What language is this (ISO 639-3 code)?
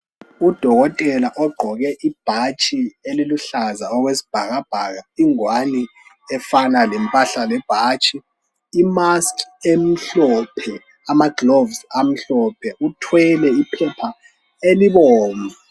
nde